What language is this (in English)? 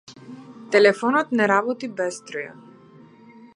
Macedonian